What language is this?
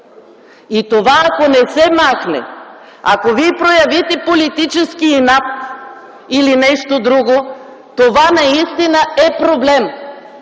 Bulgarian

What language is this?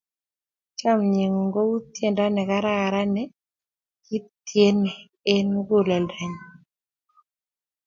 Kalenjin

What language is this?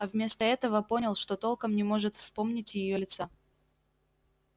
Russian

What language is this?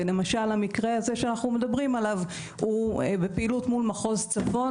Hebrew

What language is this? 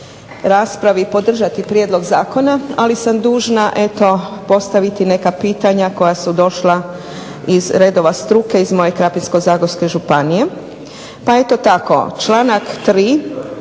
Croatian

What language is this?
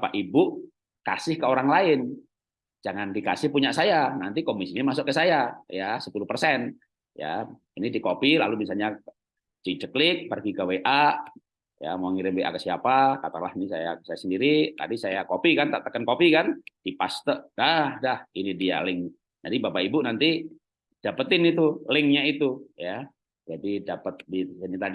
Indonesian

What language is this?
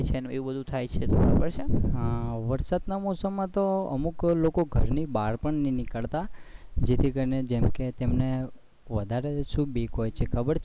Gujarati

